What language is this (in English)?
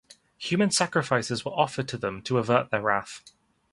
English